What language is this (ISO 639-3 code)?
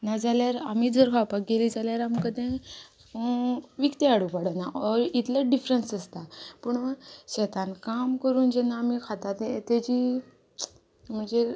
kok